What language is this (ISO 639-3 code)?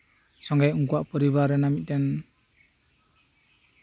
sat